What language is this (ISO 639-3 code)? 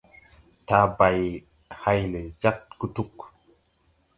tui